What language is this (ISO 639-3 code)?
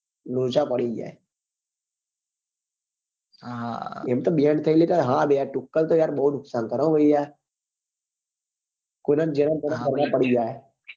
guj